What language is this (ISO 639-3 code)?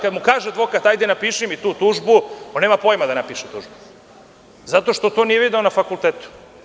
srp